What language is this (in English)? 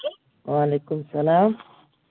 Kashmiri